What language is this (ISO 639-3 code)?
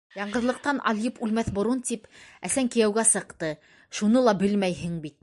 bak